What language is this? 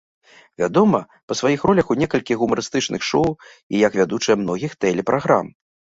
Belarusian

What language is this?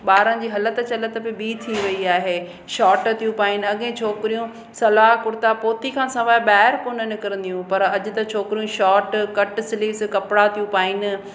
Sindhi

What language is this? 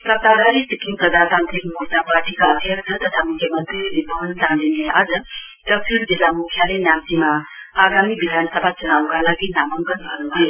Nepali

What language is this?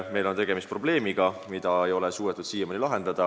Estonian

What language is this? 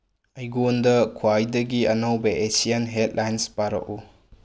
Manipuri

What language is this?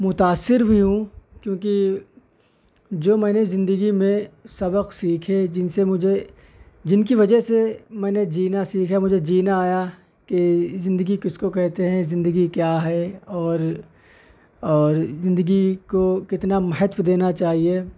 Urdu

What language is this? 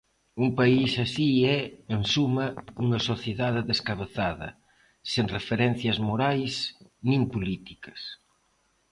Galician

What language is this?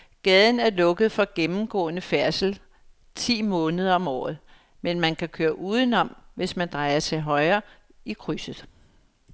Danish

